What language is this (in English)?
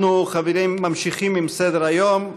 Hebrew